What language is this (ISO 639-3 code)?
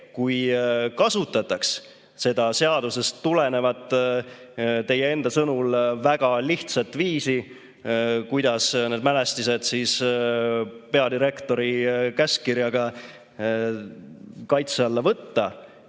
est